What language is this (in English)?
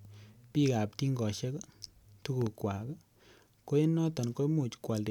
Kalenjin